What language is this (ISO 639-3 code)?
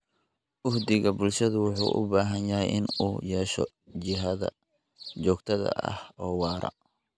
som